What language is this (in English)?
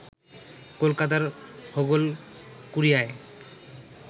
Bangla